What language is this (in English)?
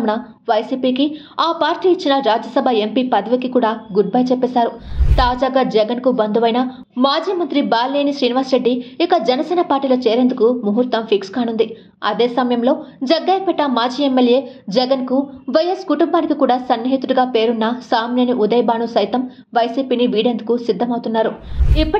Telugu